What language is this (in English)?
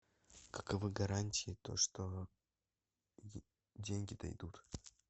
Russian